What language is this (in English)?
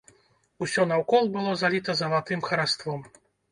Belarusian